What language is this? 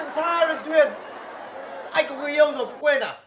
Vietnamese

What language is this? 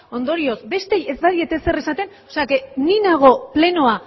Basque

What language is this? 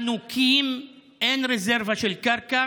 Hebrew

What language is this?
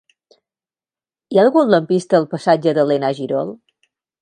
Catalan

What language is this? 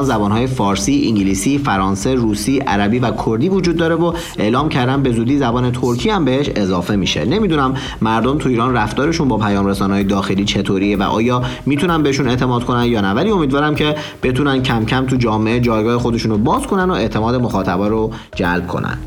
Persian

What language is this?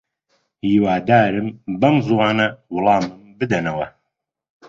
Central Kurdish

